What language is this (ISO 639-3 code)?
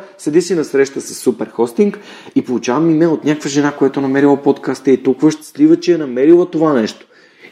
bul